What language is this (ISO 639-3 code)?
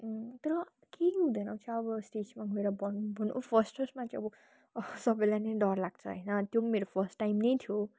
nep